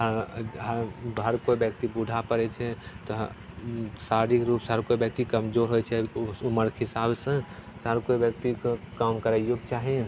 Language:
Maithili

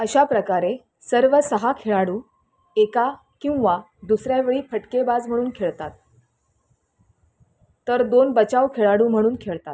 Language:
Marathi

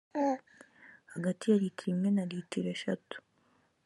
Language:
Kinyarwanda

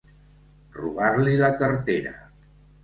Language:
Catalan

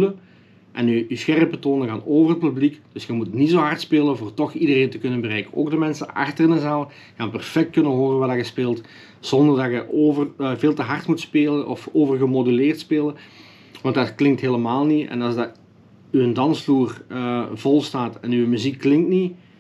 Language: Dutch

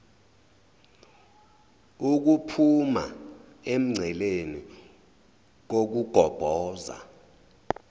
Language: Zulu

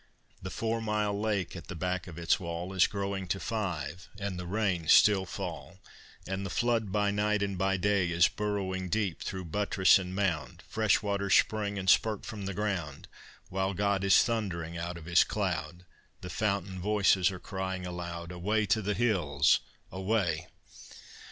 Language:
English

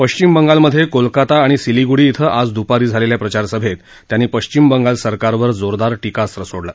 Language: Marathi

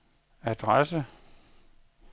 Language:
Danish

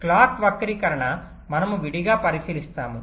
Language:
Telugu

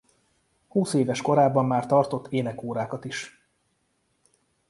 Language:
Hungarian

